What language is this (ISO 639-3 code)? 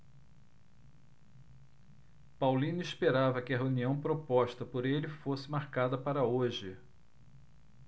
por